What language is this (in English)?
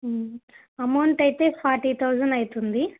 Telugu